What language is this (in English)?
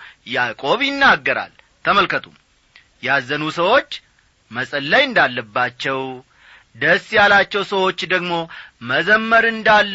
Amharic